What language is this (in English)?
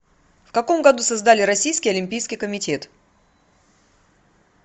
Russian